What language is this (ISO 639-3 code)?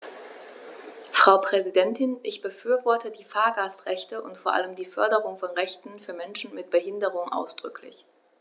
deu